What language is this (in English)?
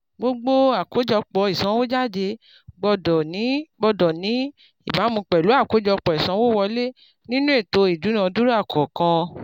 Yoruba